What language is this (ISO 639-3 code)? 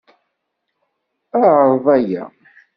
kab